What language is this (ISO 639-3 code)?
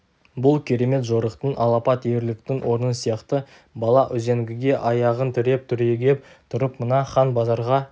kaz